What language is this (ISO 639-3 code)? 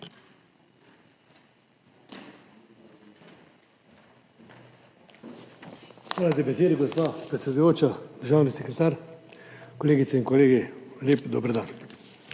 slv